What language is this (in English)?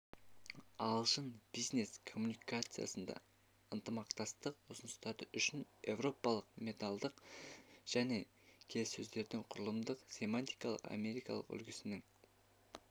Kazakh